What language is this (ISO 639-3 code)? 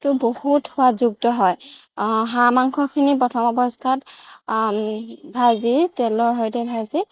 asm